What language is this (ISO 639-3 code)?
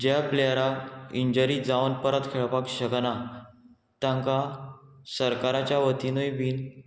kok